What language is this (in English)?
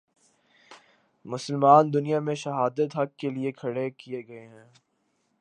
Urdu